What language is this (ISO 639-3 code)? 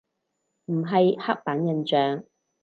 yue